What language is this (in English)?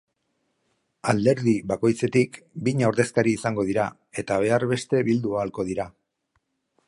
Basque